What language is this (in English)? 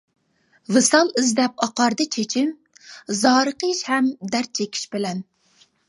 Uyghur